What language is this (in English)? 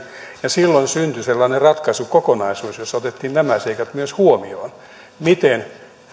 Finnish